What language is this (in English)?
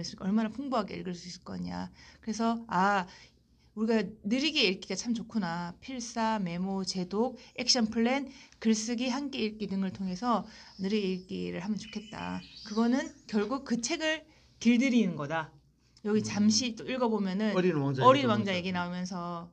Korean